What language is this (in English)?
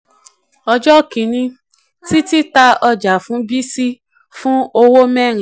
Yoruba